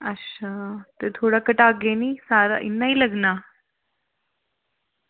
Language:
Dogri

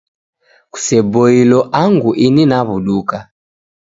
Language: Taita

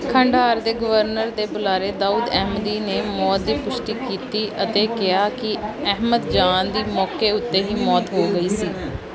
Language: Punjabi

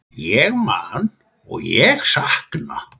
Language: Icelandic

